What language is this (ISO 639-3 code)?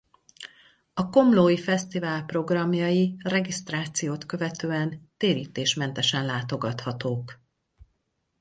hun